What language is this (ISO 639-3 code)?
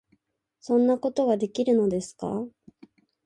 jpn